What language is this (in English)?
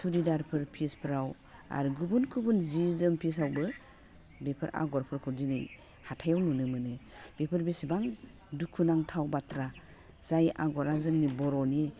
Bodo